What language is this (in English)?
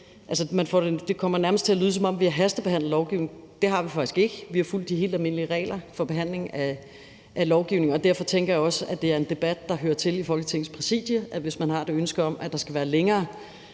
Danish